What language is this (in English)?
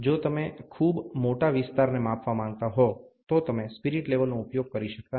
Gujarati